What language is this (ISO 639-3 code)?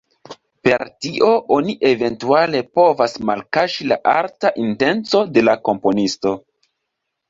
epo